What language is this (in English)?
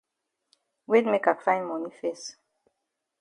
Cameroon Pidgin